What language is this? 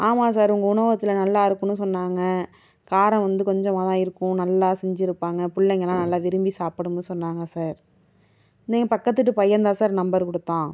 Tamil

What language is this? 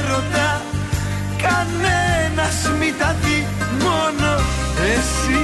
Greek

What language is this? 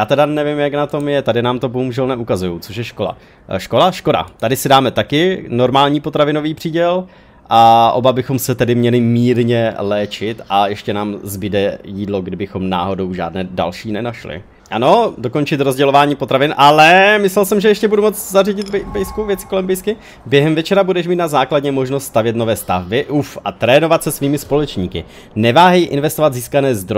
Czech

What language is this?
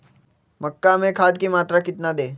Magahi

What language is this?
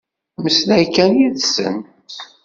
Kabyle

